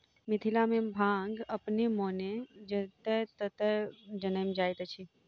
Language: Maithili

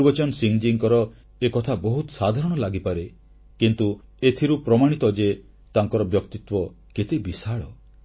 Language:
Odia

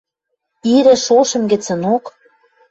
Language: Western Mari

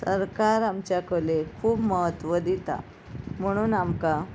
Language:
Konkani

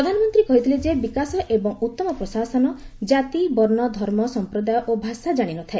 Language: Odia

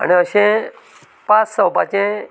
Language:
Konkani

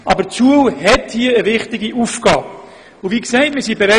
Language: Swiss German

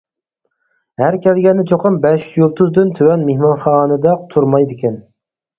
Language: Uyghur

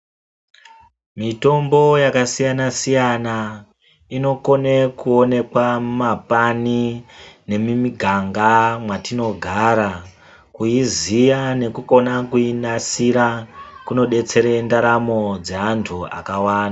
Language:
Ndau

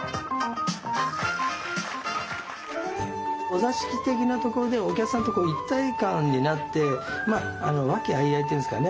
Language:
Japanese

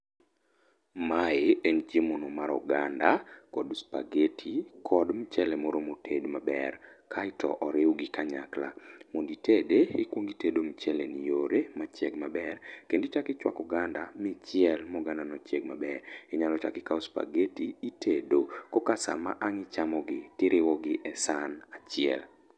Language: Luo (Kenya and Tanzania)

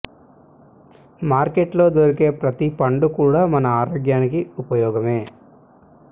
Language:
Telugu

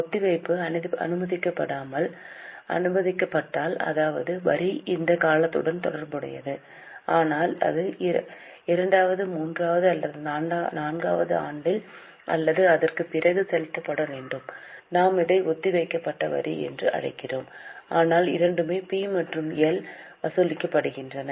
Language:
Tamil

